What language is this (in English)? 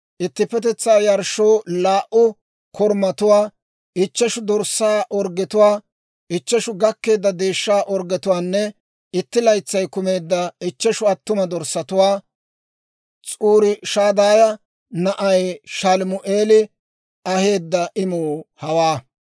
Dawro